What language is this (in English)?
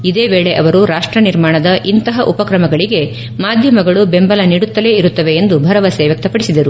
Kannada